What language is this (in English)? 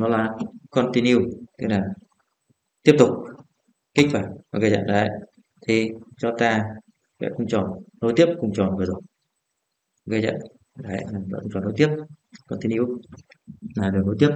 Vietnamese